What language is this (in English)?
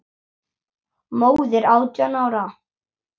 Icelandic